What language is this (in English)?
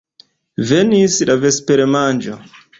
Esperanto